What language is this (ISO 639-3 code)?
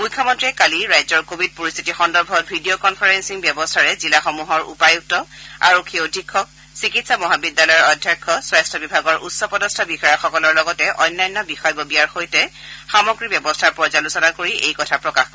asm